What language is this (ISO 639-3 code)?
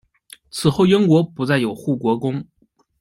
zho